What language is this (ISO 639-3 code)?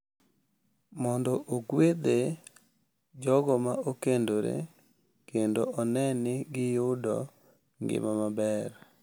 luo